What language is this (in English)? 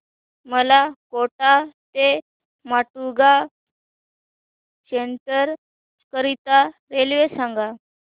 Marathi